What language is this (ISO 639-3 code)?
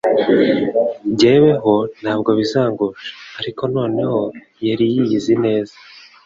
kin